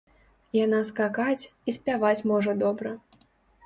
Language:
Belarusian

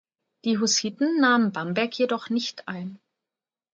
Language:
German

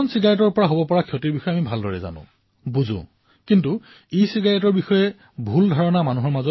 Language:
Assamese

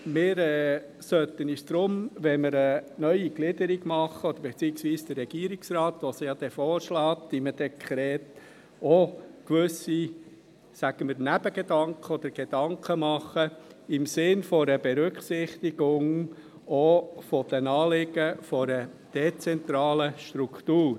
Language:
Swiss German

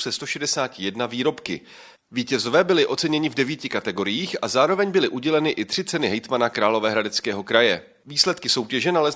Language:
Czech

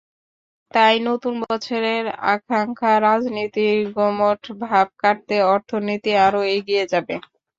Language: Bangla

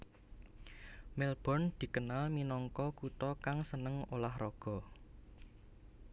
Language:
Javanese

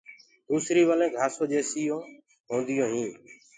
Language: Gurgula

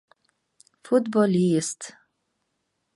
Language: Mari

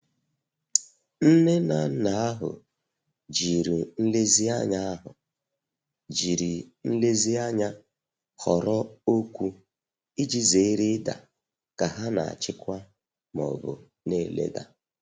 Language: Igbo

